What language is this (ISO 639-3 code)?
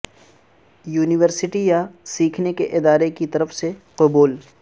urd